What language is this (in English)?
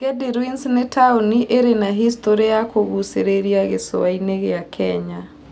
Kikuyu